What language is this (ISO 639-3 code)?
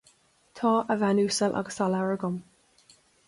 gle